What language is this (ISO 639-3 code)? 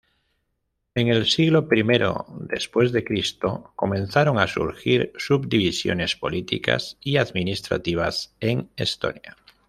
spa